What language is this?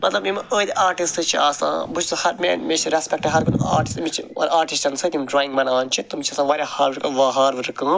Kashmiri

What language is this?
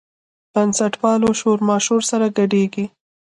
Pashto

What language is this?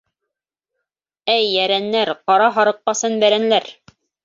Bashkir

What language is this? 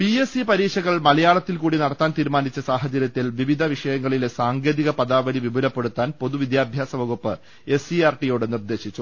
Malayalam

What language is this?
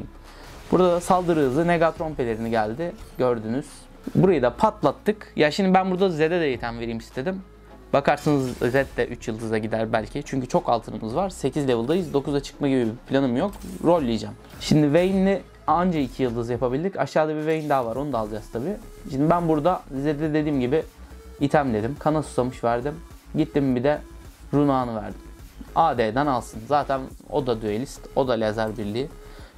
Turkish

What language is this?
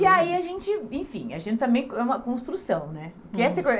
Portuguese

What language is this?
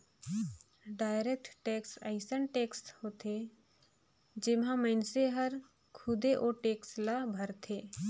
Chhattisgarhi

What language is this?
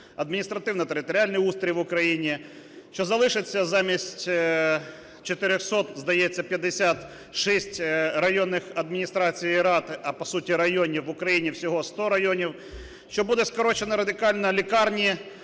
Ukrainian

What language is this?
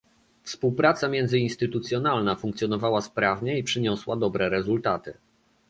Polish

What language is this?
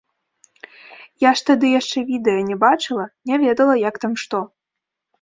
Belarusian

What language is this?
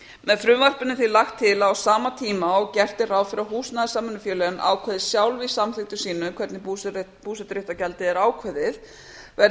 Icelandic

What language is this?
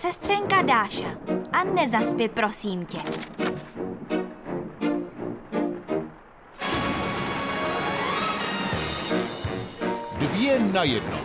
Czech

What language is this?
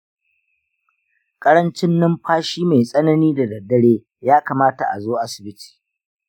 Hausa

